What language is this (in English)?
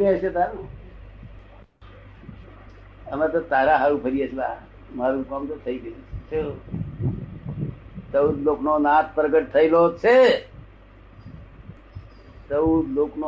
Gujarati